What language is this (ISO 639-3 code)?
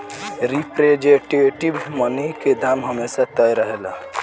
bho